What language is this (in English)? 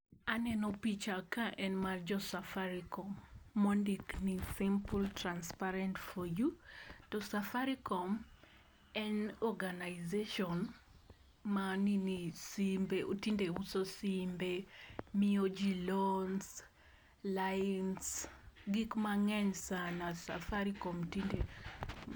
Luo (Kenya and Tanzania)